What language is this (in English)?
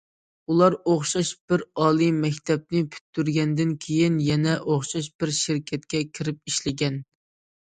Uyghur